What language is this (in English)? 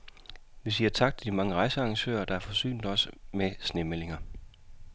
Danish